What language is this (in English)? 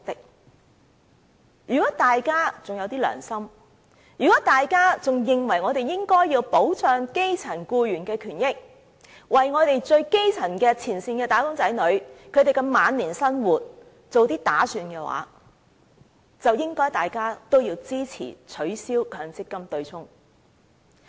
Cantonese